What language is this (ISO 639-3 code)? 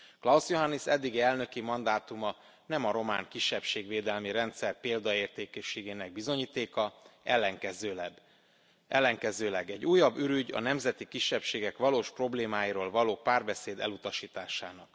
hun